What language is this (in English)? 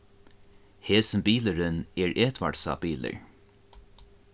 Faroese